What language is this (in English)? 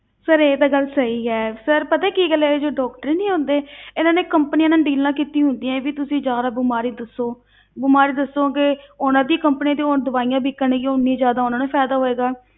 Punjabi